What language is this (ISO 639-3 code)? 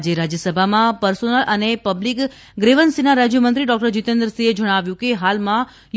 guj